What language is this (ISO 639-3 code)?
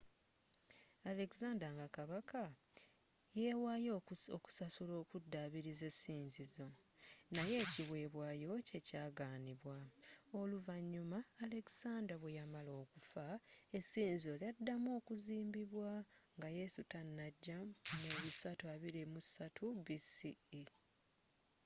lug